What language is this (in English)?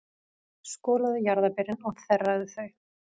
Icelandic